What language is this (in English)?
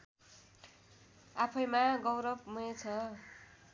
Nepali